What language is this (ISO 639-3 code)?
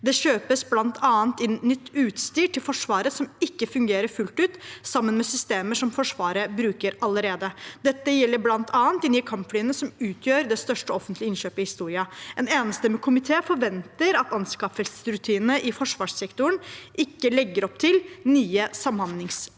nor